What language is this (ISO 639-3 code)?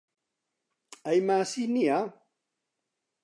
ckb